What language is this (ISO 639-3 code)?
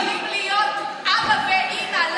heb